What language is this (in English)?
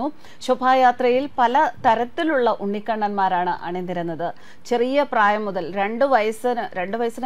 Malayalam